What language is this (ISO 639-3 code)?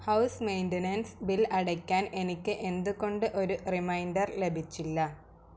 mal